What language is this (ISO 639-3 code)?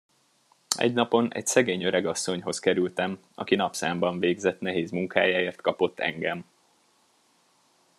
hun